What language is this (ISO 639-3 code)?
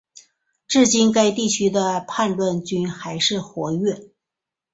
zho